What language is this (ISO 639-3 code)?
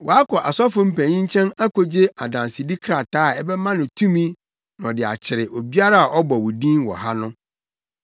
aka